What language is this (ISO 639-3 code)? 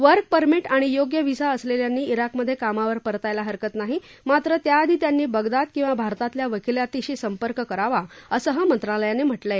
mar